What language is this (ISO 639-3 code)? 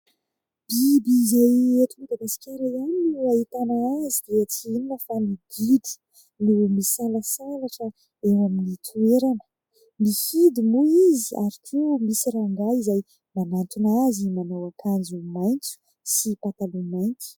mlg